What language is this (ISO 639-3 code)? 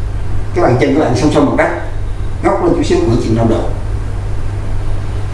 vie